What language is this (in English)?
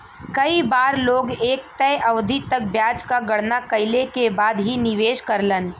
Bhojpuri